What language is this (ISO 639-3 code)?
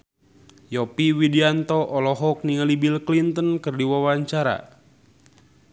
sun